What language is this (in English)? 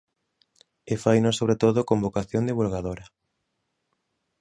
Galician